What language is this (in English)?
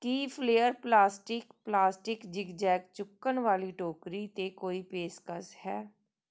Punjabi